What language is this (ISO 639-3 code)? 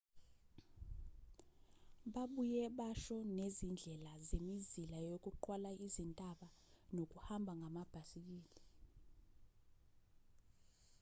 zul